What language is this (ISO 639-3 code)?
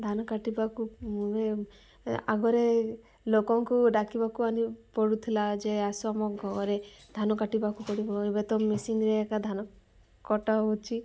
ori